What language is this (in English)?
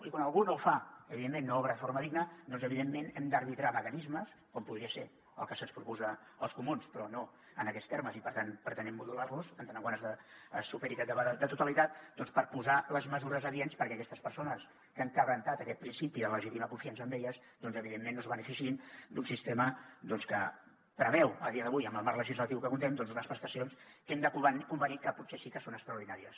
Catalan